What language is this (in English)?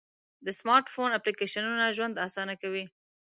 Pashto